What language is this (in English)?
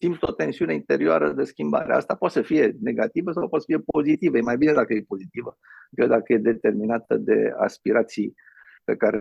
Romanian